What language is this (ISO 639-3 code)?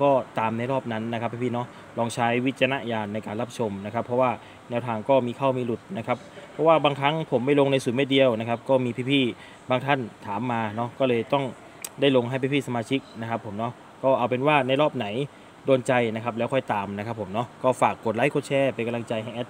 tha